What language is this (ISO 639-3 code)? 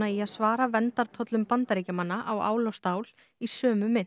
isl